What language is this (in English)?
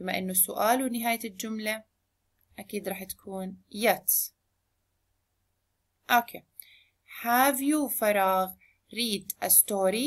Arabic